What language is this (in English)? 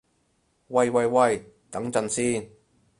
Cantonese